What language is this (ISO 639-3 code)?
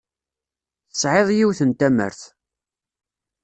kab